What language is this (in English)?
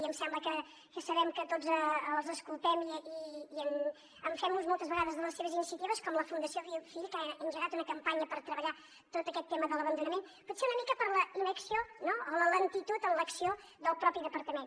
Catalan